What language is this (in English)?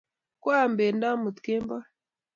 Kalenjin